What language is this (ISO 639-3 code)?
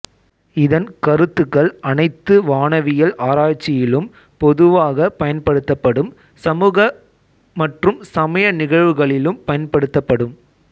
tam